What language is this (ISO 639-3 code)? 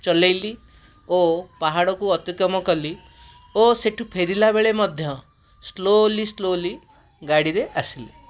ori